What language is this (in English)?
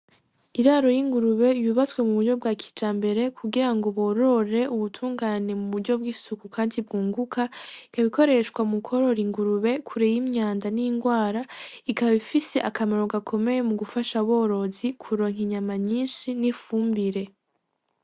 Rundi